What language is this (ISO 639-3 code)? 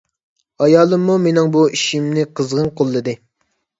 uig